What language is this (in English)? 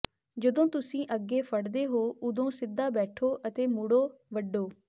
Punjabi